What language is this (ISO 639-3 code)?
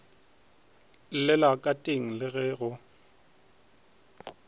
nso